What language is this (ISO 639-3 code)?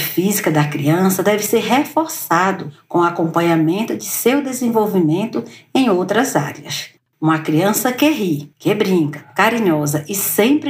por